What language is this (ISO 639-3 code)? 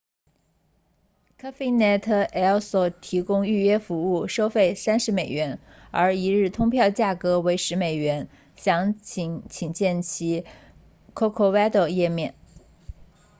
zho